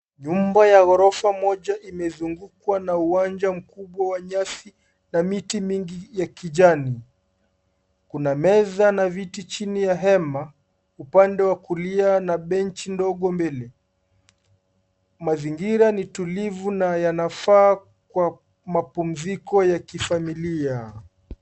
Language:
Swahili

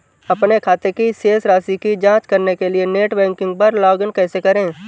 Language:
Hindi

